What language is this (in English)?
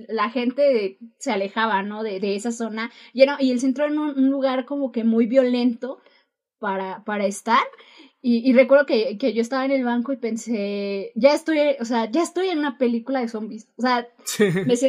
Spanish